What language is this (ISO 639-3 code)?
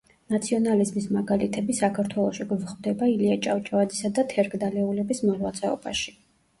kat